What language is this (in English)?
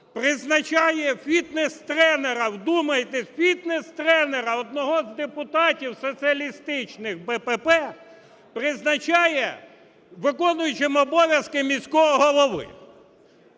Ukrainian